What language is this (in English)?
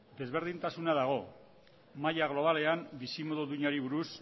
Basque